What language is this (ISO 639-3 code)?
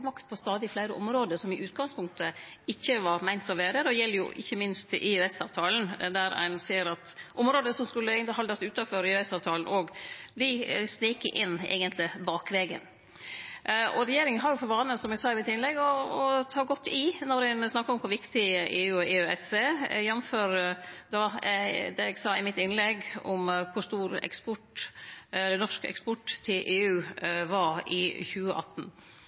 nno